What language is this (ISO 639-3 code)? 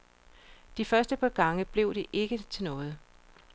dan